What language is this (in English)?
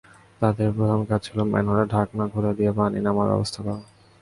Bangla